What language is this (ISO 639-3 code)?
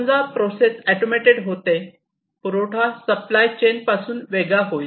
mar